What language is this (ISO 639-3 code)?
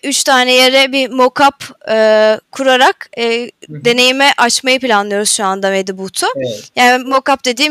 tur